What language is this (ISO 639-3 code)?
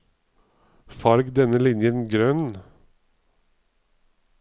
nor